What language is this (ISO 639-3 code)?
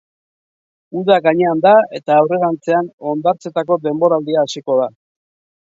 eus